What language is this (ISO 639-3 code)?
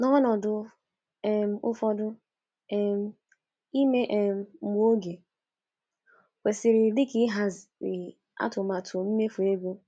ibo